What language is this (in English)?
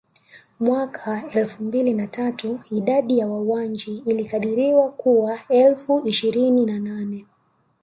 Swahili